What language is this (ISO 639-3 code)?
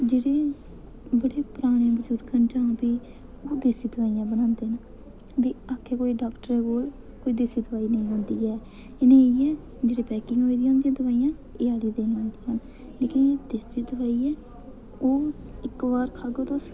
doi